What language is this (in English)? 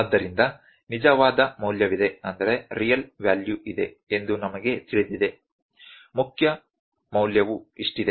Kannada